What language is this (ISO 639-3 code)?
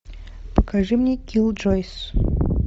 rus